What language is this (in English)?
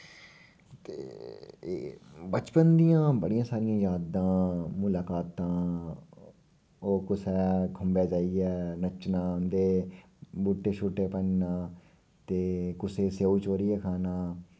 Dogri